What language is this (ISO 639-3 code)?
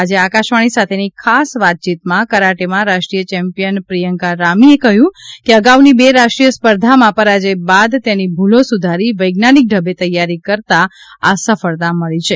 guj